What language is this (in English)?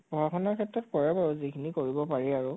Assamese